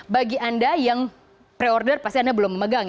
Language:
Indonesian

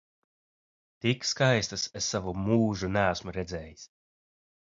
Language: Latvian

